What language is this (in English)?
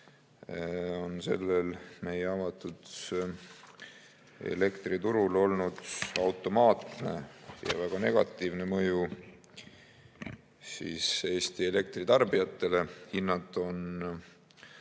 Estonian